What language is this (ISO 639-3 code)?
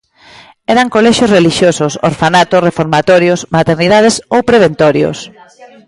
glg